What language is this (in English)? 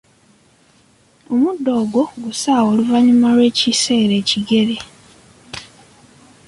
Ganda